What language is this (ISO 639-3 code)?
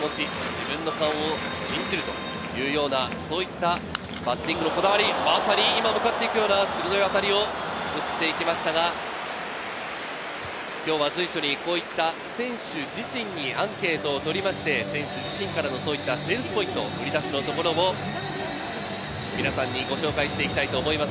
jpn